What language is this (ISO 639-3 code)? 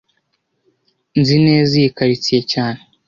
kin